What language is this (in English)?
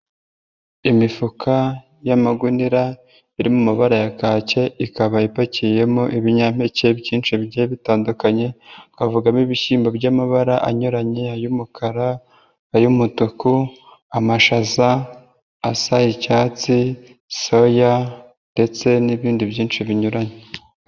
Kinyarwanda